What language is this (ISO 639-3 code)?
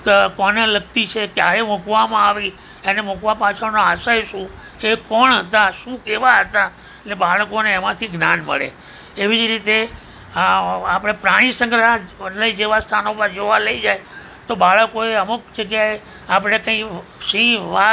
guj